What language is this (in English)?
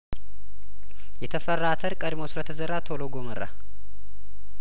Amharic